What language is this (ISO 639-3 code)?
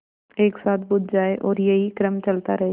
hin